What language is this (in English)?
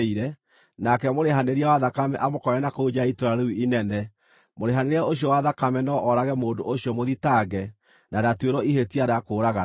Kikuyu